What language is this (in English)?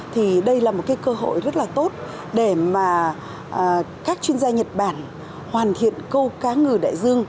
Vietnamese